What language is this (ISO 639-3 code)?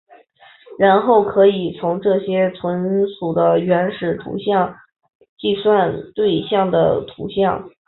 zho